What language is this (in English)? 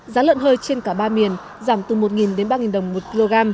Vietnamese